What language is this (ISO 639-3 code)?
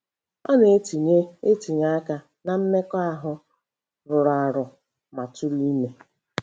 ibo